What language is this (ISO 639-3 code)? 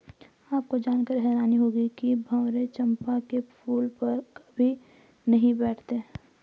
hin